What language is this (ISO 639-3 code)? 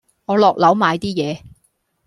yue